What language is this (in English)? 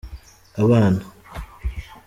Kinyarwanda